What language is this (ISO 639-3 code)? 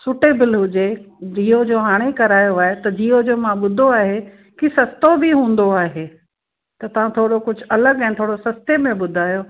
snd